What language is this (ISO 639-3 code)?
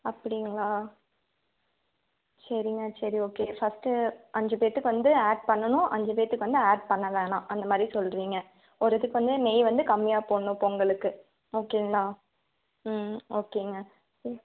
tam